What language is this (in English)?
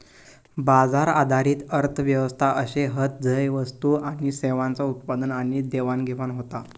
Marathi